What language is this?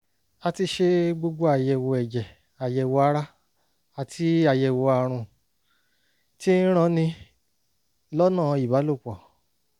Yoruba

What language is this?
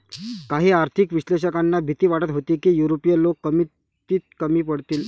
Marathi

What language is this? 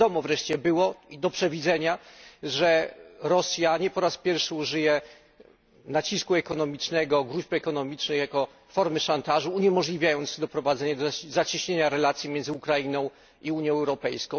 Polish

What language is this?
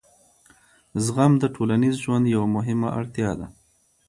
Pashto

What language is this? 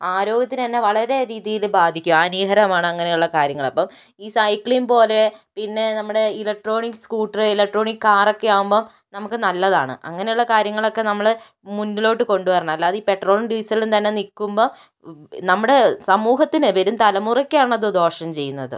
Malayalam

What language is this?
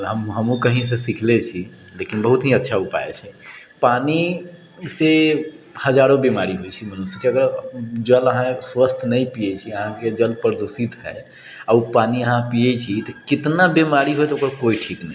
Maithili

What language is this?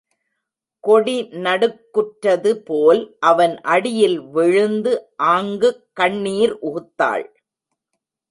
Tamil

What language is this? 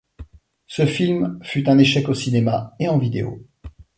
French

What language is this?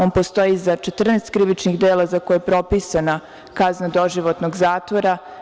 Serbian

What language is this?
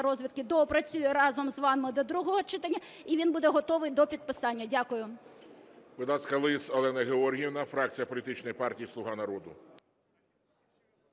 Ukrainian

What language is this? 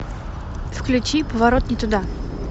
Russian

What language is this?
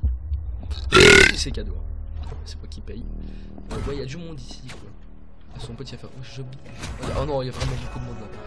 French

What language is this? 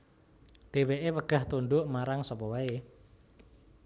Javanese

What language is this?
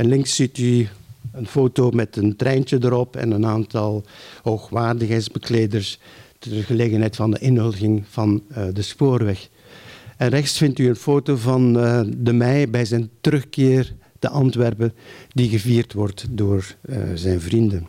Dutch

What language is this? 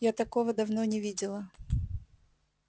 Russian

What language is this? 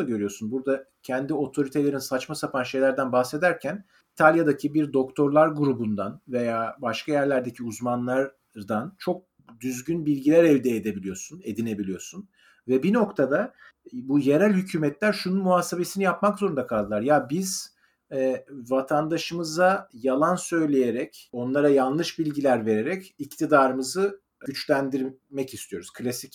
Turkish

